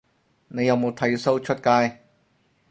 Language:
Cantonese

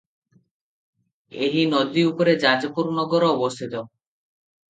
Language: Odia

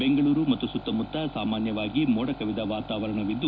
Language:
Kannada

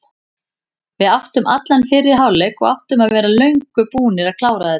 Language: Icelandic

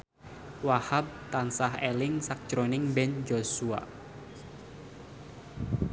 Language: Javanese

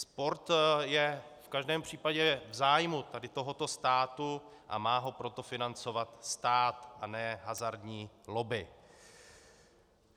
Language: Czech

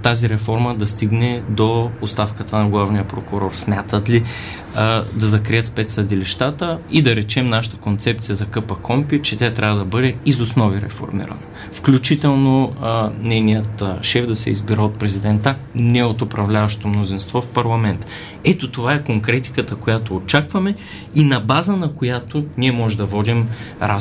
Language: Bulgarian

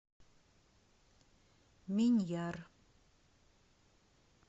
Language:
Russian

